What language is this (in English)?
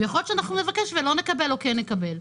Hebrew